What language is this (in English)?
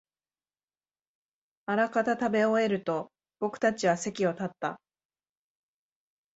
Japanese